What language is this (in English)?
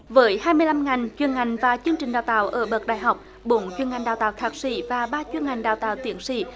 Vietnamese